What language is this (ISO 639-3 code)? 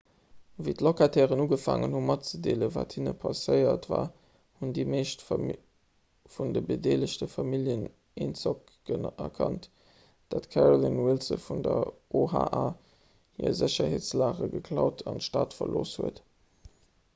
ltz